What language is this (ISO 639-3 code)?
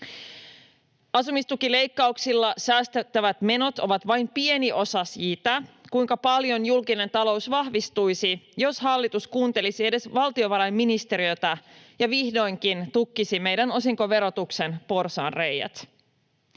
fin